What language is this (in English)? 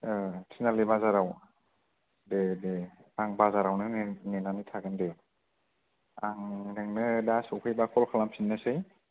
Bodo